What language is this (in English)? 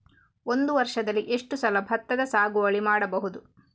Kannada